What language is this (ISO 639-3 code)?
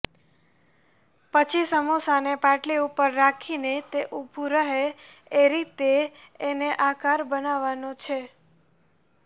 guj